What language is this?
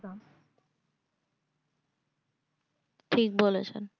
Bangla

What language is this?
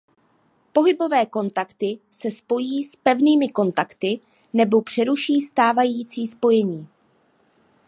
Czech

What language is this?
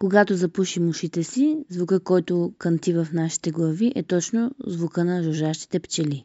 Bulgarian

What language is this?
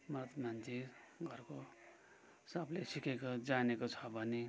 Nepali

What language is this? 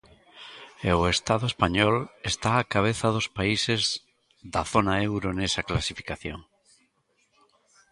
Galician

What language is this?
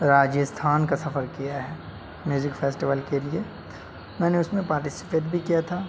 Urdu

